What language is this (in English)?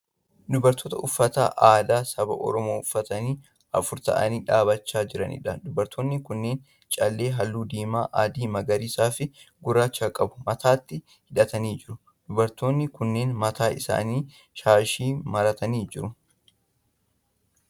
Oromo